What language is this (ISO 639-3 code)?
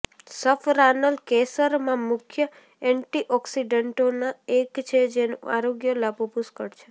guj